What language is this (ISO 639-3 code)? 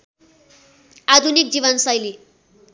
nep